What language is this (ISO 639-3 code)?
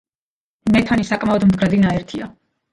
kat